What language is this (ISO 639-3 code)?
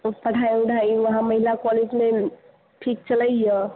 mai